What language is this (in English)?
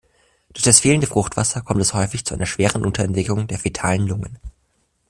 German